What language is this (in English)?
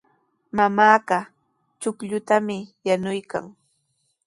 Sihuas Ancash Quechua